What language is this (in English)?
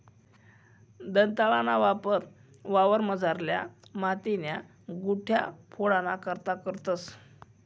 Marathi